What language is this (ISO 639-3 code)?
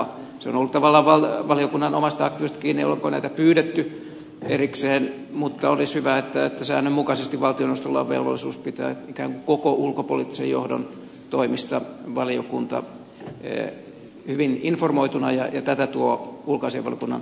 fin